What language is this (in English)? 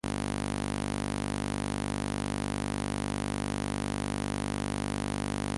Spanish